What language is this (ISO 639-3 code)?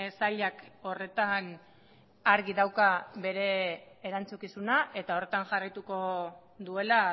eus